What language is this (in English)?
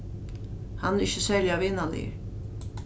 Faroese